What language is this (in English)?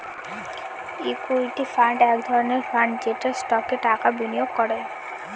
Bangla